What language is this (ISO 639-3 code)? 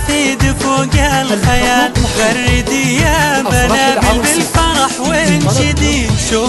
ara